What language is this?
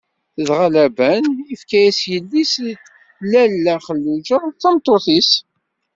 Kabyle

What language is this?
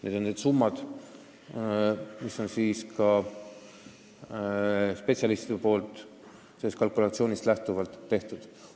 Estonian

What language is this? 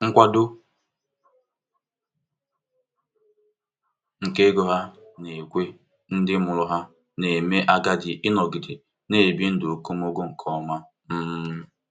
Igbo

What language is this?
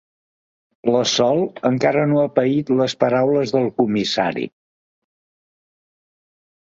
Catalan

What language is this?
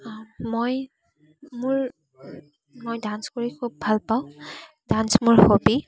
Assamese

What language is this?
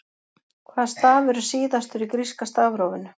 Icelandic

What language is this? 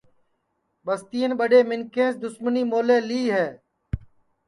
Sansi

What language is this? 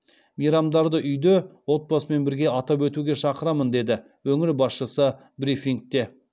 Kazakh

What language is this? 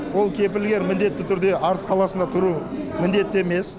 Kazakh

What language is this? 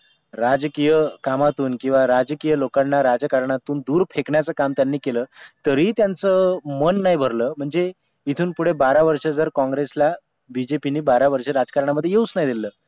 Marathi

